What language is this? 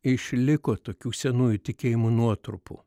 Lithuanian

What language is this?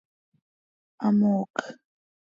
Seri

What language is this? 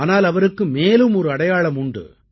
Tamil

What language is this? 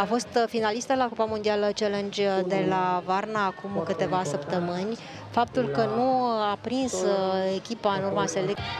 Romanian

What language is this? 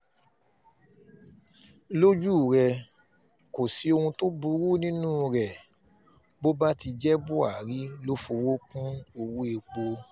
Yoruba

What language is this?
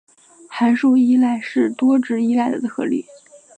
Chinese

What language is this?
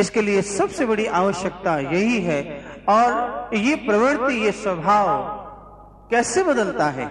Hindi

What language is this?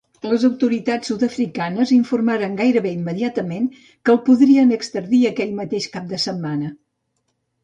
Catalan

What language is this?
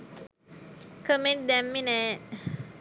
Sinhala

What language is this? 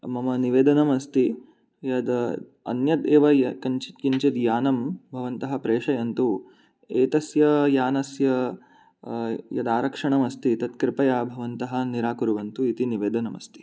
Sanskrit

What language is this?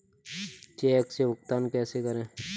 Hindi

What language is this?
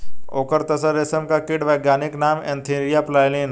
Hindi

